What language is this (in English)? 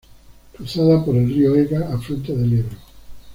Spanish